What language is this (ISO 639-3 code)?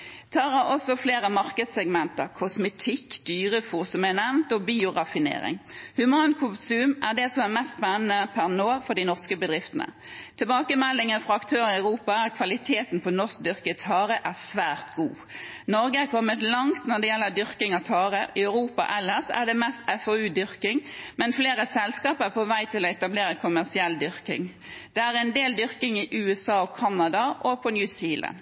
nob